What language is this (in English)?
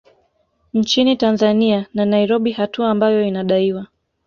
Swahili